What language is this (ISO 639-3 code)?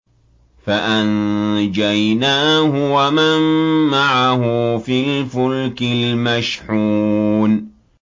ara